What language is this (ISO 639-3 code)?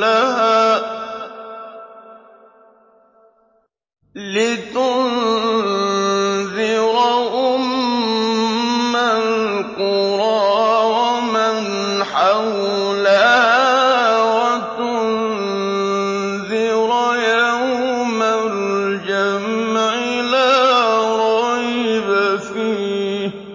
ara